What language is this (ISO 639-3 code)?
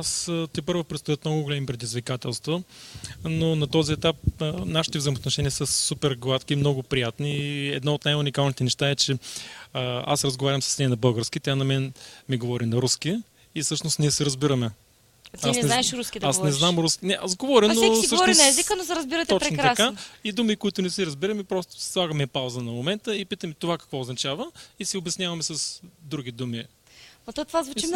bul